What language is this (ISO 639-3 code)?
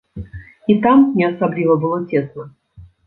bel